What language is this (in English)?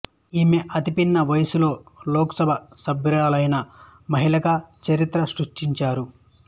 Telugu